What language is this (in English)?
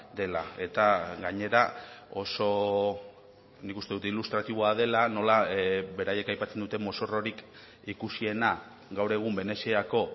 Basque